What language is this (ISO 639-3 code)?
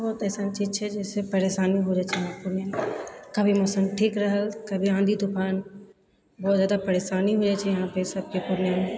mai